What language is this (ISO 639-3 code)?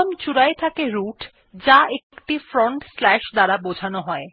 ben